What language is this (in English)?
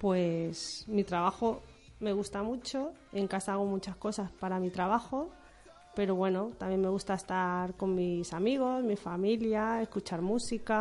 Spanish